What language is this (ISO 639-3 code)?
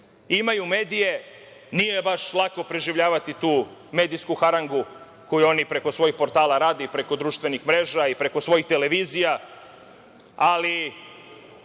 srp